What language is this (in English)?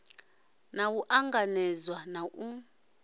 Venda